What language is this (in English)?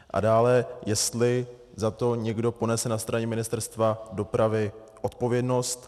Czech